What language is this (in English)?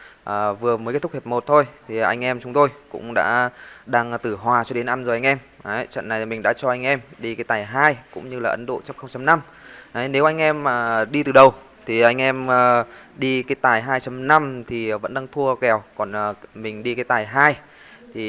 Vietnamese